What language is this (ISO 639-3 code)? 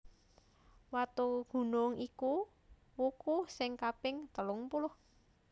jav